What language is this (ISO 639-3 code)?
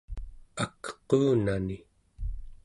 esu